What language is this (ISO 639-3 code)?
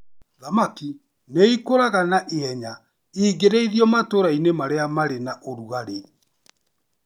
kik